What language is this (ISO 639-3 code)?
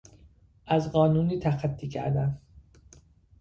fas